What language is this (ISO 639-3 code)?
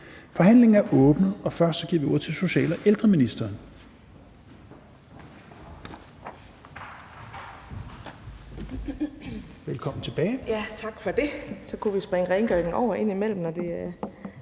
dan